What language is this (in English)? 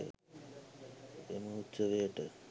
Sinhala